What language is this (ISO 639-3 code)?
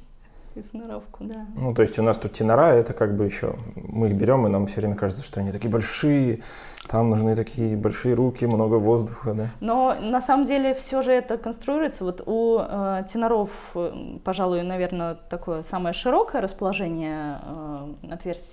rus